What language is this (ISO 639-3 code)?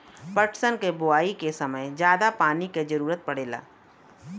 bho